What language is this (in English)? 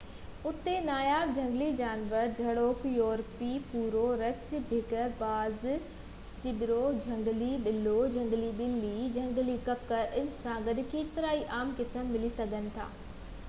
Sindhi